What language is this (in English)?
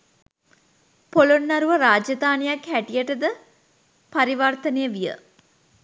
Sinhala